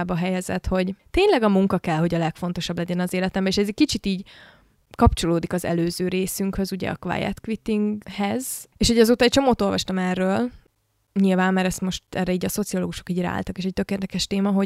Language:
Hungarian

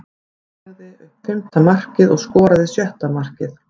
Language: Icelandic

